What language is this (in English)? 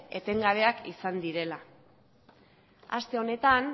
Basque